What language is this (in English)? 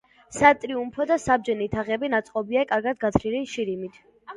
Georgian